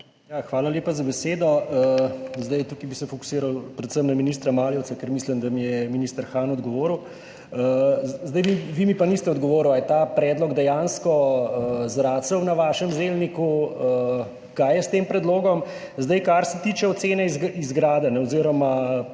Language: Slovenian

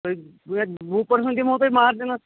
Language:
Kashmiri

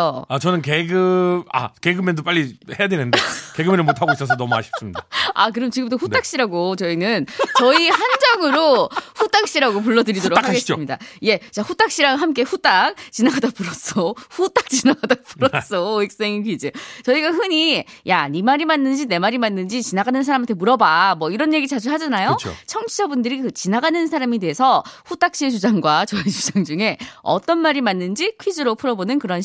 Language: Korean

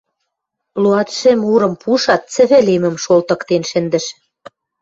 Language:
Western Mari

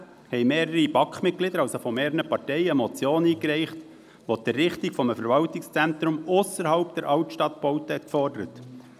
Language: Swiss German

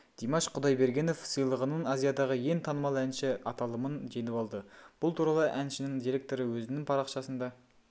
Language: Kazakh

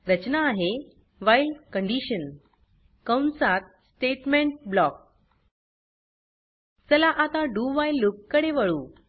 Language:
Marathi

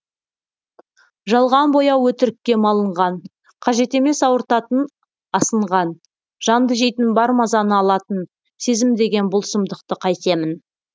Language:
Kazakh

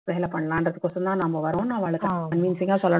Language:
Tamil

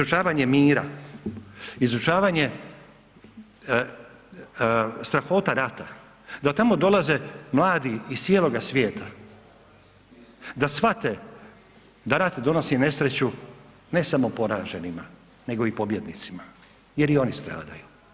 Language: Croatian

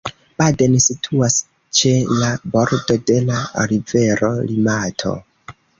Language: Esperanto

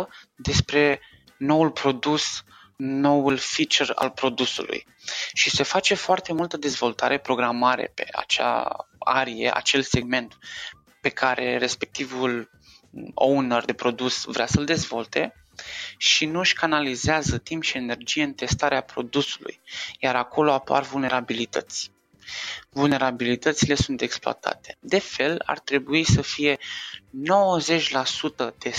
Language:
Romanian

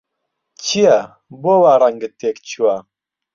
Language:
Central Kurdish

